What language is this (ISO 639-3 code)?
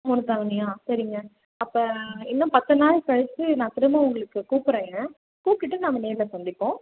tam